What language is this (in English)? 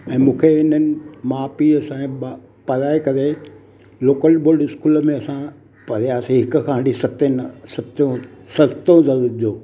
Sindhi